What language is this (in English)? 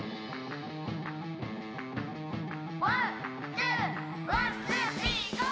Japanese